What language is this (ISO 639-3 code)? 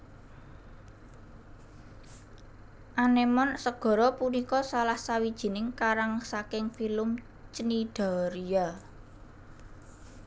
jav